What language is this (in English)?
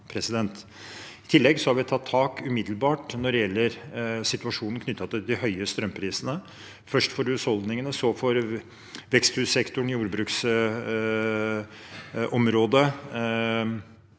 Norwegian